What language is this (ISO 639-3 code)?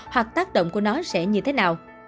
vie